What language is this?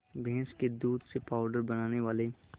Hindi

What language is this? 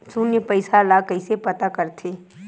Chhattisgarhi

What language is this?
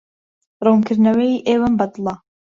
Central Kurdish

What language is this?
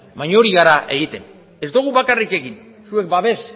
Basque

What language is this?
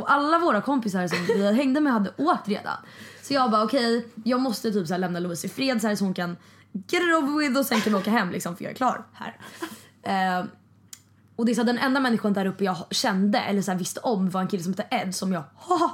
Swedish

